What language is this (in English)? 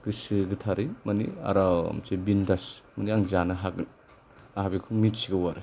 Bodo